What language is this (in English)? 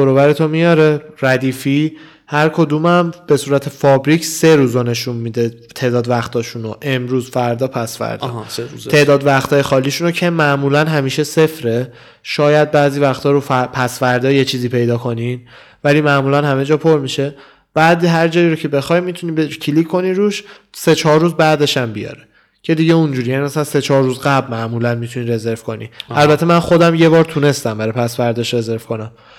Persian